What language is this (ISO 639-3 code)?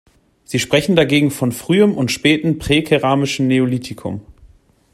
deu